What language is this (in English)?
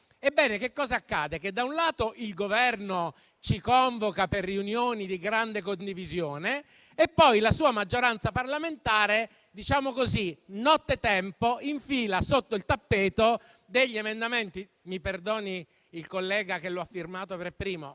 Italian